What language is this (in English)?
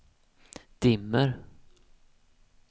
Swedish